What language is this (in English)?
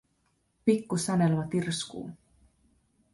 Finnish